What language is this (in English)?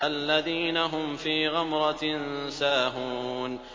Arabic